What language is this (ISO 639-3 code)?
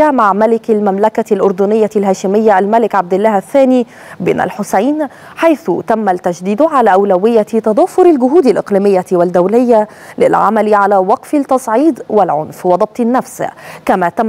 ara